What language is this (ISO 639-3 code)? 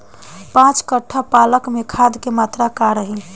bho